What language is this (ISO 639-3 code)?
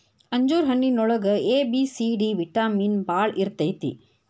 kan